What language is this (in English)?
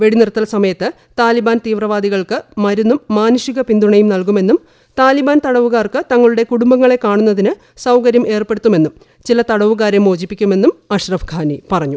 Malayalam